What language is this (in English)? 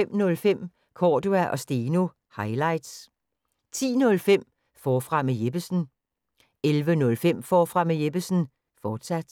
Danish